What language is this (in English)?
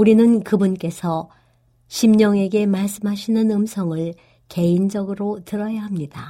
Korean